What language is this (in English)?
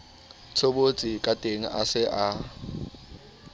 Southern Sotho